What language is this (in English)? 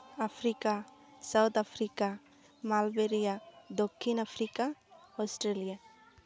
Santali